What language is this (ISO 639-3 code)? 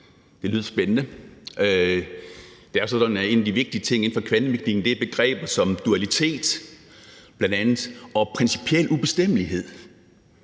dan